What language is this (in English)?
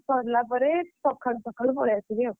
Odia